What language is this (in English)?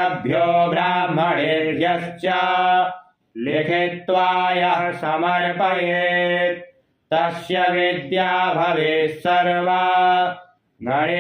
Romanian